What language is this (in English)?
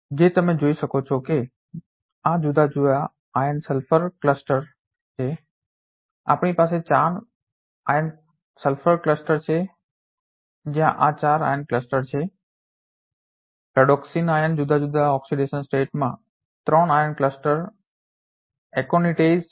Gujarati